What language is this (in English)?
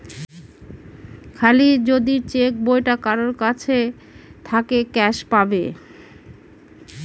Bangla